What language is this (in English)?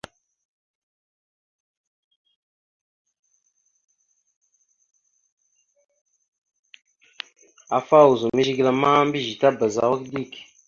Mada (Cameroon)